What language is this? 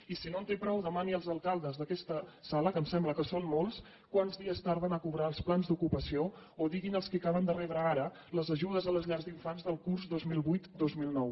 Catalan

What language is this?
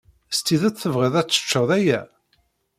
Kabyle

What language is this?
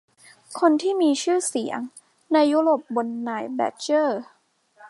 Thai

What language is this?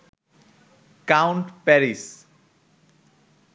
Bangla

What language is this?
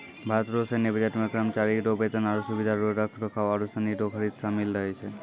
Maithili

